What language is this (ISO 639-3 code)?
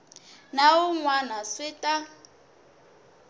tso